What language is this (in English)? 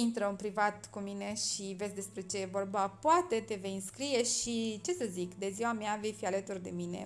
Romanian